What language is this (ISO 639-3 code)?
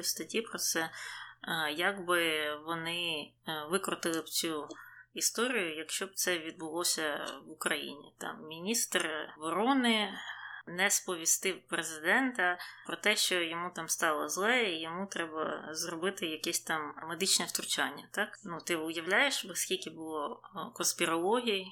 ukr